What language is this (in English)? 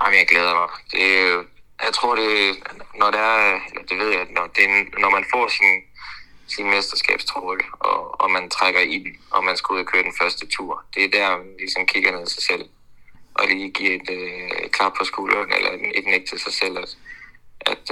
Danish